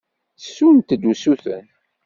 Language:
Kabyle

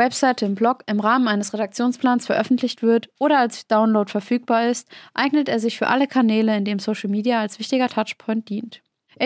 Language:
German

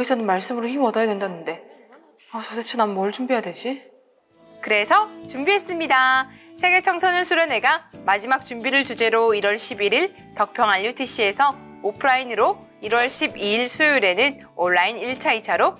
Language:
Korean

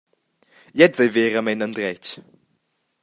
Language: Romansh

